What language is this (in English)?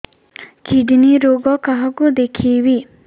Odia